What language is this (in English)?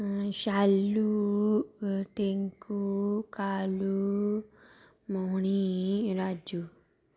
Dogri